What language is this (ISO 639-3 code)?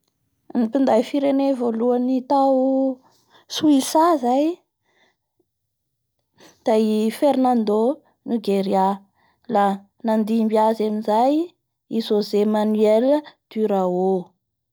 bhr